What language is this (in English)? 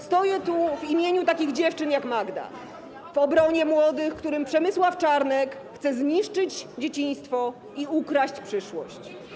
Polish